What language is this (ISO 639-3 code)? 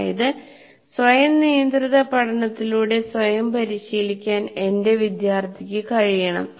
mal